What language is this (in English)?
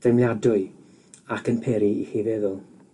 Welsh